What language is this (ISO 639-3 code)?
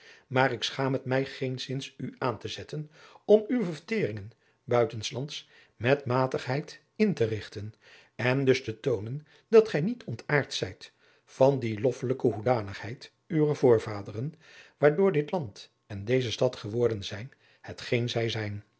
nld